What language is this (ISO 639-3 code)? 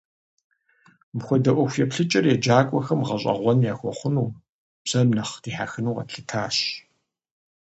kbd